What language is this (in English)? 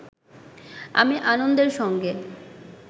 Bangla